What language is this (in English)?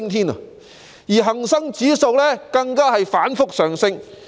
Cantonese